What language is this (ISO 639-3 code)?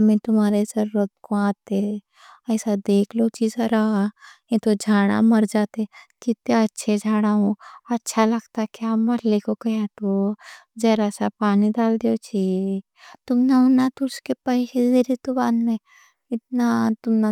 dcc